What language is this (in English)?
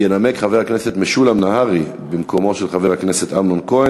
Hebrew